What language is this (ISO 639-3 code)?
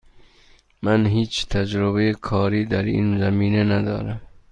fas